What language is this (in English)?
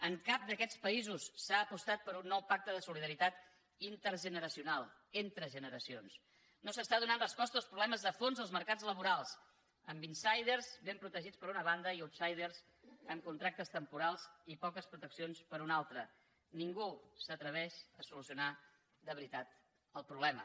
Catalan